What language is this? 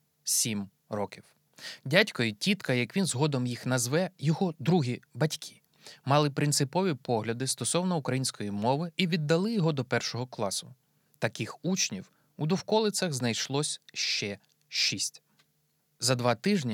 Ukrainian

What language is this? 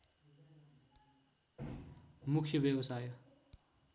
Nepali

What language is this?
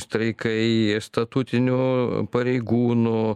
Lithuanian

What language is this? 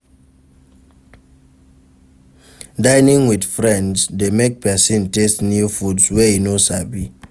Nigerian Pidgin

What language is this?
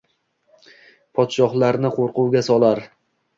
Uzbek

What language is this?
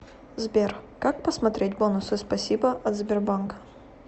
Russian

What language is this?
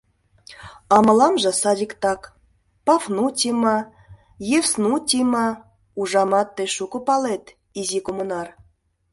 Mari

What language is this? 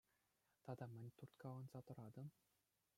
Chuvash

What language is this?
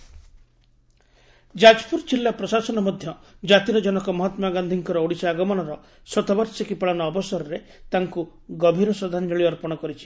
Odia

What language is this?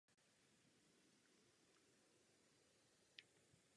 Czech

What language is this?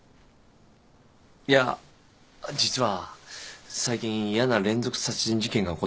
Japanese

